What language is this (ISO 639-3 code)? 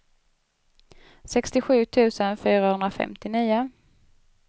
swe